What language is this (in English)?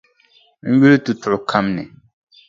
Dagbani